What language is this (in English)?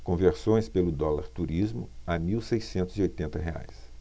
Portuguese